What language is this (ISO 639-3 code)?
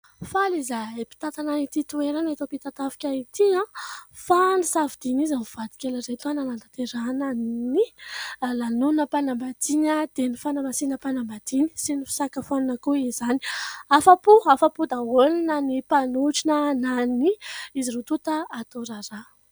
mlg